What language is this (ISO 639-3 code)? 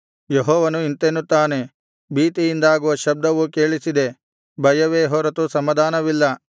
kan